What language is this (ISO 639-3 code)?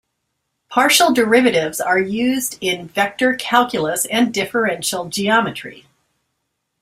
eng